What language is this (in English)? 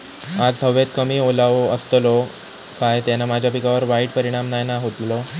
Marathi